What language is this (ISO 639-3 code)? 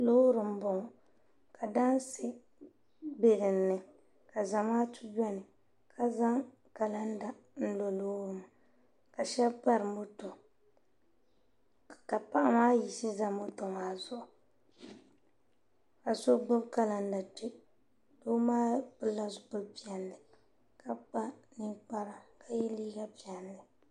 dag